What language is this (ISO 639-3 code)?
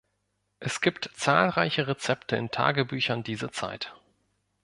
deu